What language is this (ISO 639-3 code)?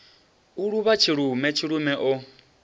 ven